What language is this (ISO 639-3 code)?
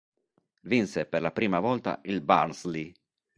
ita